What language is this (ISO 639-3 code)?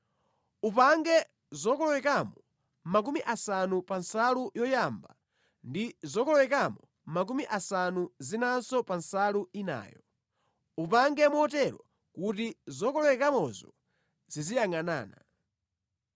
nya